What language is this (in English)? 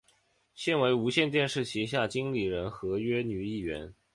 Chinese